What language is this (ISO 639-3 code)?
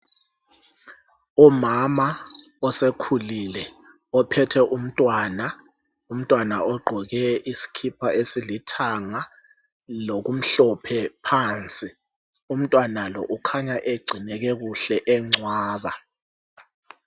nde